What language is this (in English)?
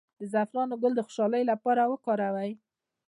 Pashto